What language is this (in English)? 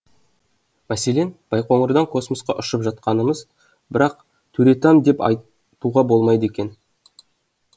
Kazakh